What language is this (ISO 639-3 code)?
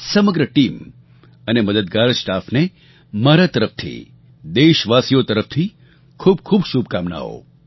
guj